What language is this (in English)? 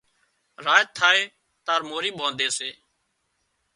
Wadiyara Koli